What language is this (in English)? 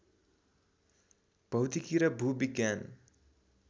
Nepali